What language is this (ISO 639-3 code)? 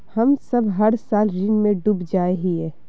mag